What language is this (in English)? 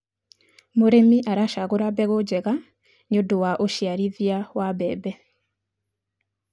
Kikuyu